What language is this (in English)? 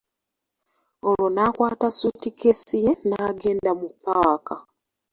Ganda